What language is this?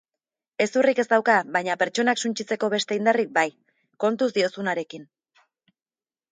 Basque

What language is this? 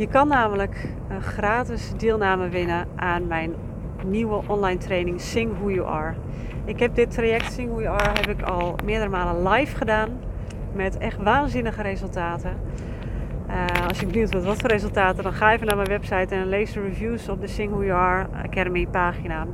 Dutch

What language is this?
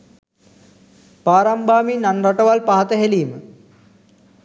Sinhala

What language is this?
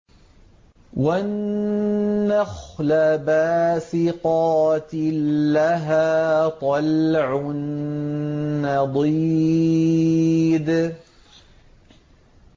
Arabic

